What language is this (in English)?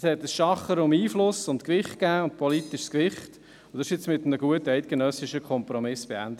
Swiss German